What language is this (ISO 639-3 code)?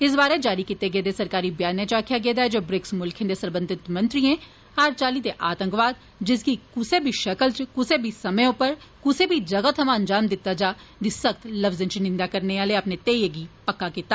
doi